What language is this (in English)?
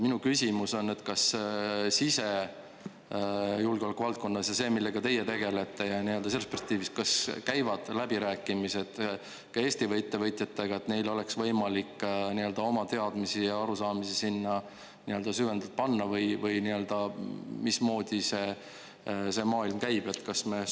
Estonian